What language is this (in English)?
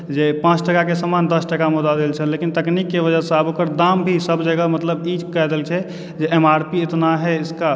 Maithili